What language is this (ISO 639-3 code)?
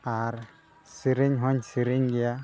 sat